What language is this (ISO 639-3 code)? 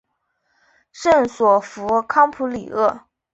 zho